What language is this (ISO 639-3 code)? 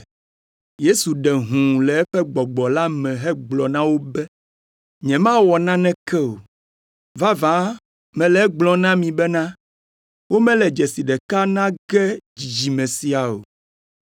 ewe